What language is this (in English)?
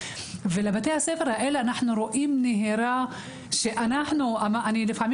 Hebrew